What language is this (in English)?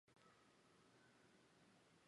Chinese